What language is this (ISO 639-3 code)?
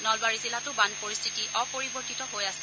asm